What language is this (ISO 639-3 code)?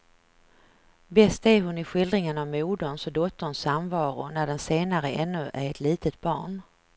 swe